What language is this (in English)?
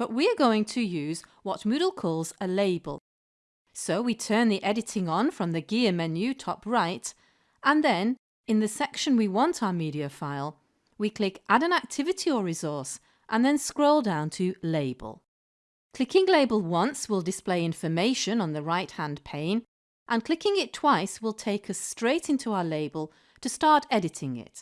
English